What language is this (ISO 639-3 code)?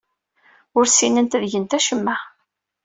kab